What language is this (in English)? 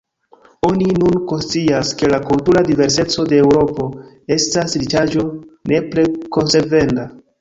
Esperanto